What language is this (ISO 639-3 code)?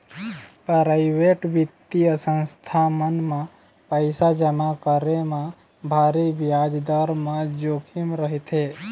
hne